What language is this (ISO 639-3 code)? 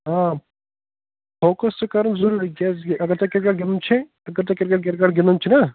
kas